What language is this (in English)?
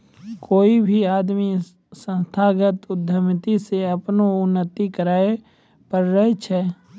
Maithili